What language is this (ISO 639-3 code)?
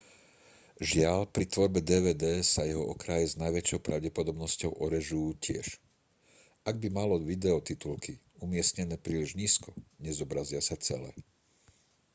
slk